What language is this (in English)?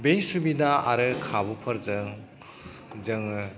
Bodo